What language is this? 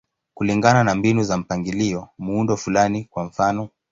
Swahili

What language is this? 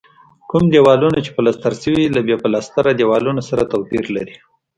Pashto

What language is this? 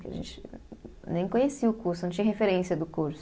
Portuguese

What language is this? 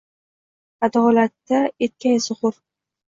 Uzbek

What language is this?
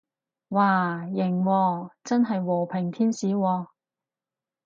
Cantonese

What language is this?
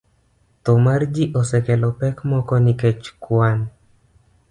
Luo (Kenya and Tanzania)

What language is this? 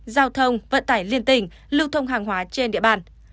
Vietnamese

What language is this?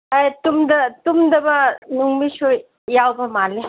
Manipuri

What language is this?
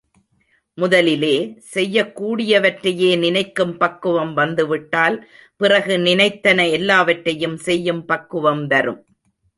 Tamil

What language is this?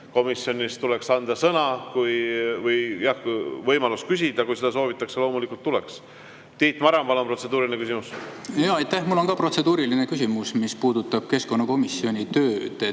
Estonian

